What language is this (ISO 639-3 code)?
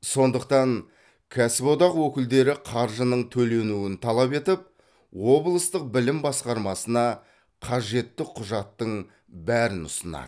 kaz